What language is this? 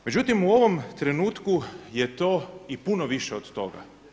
Croatian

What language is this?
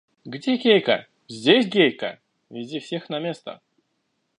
Russian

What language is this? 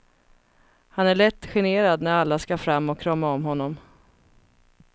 Swedish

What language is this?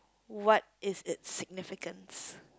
English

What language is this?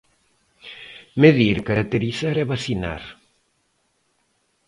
Galician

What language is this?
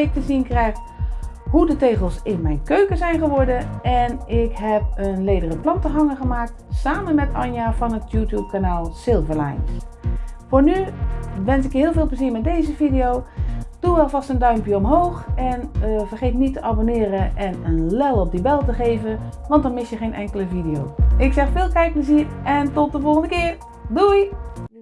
Dutch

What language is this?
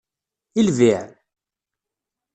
Kabyle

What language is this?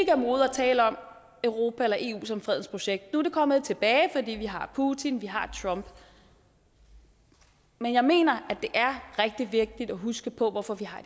Danish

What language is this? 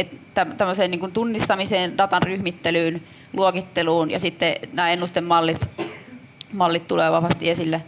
Finnish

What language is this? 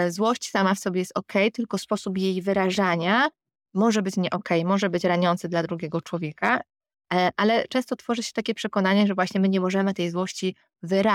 Polish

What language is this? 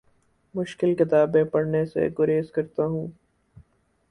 Urdu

